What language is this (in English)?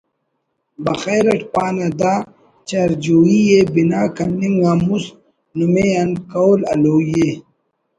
Brahui